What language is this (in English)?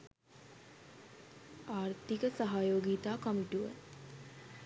Sinhala